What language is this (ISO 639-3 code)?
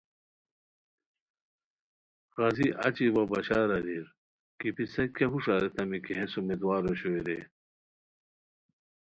khw